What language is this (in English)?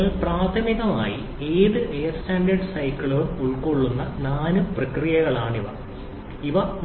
Malayalam